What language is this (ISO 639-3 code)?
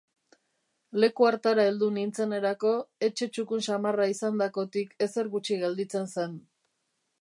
eus